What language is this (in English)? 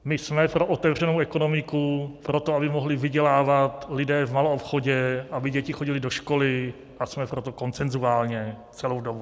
Czech